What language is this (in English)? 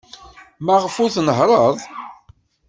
Kabyle